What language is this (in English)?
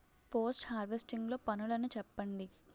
Telugu